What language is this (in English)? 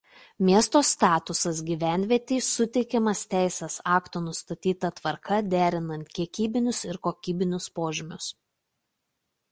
Lithuanian